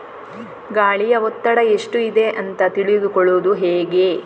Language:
Kannada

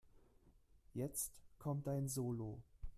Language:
German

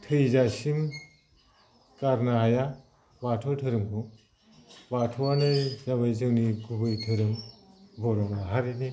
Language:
Bodo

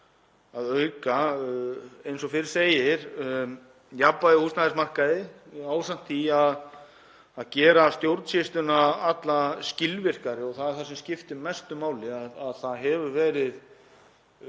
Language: Icelandic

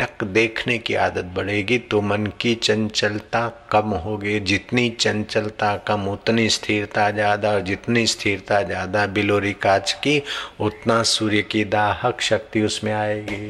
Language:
Hindi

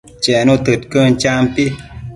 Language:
Matsés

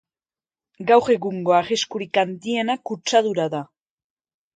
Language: Basque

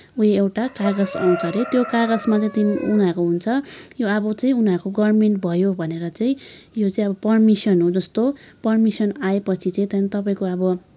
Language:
Nepali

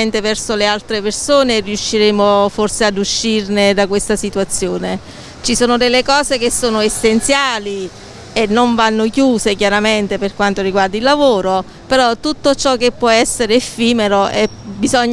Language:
Italian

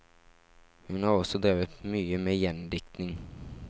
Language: Norwegian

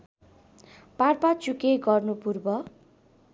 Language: Nepali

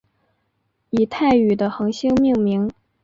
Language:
Chinese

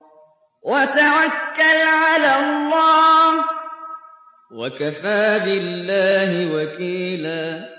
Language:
Arabic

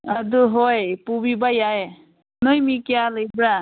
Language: Manipuri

